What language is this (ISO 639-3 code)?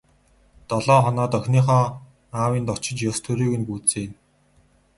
mon